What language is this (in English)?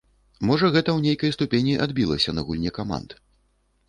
Belarusian